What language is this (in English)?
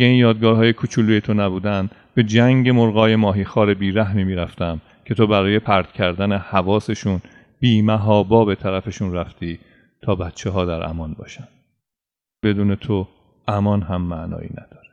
Persian